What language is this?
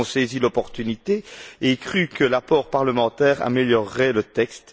French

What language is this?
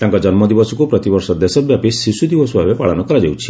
Odia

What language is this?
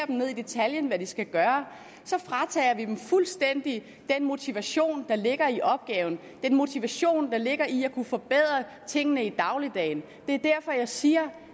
Danish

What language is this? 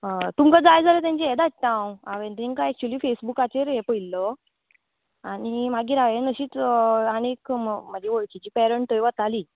Konkani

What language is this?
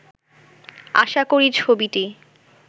Bangla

